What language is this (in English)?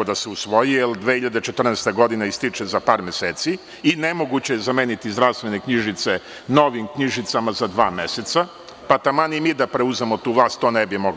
Serbian